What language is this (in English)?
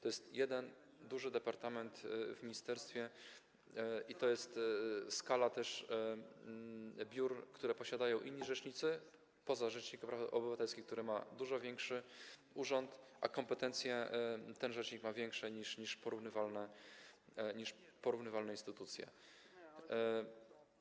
Polish